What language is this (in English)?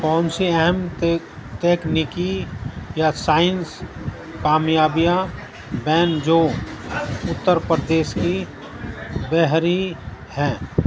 Urdu